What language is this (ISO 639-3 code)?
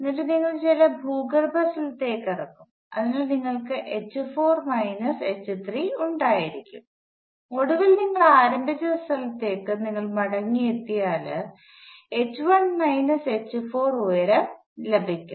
mal